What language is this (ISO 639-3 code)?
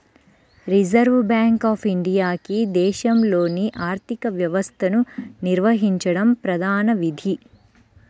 tel